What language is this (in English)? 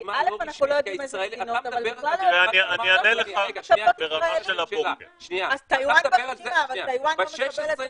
Hebrew